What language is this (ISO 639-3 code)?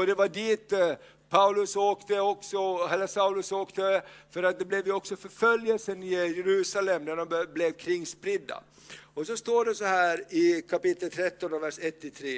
swe